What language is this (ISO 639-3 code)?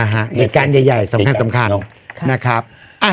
tha